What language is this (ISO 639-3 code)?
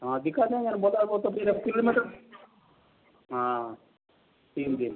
hin